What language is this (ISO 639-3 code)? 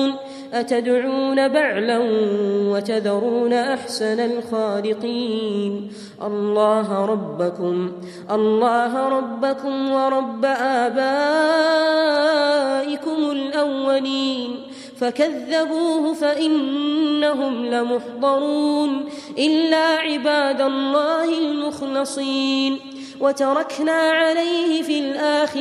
ara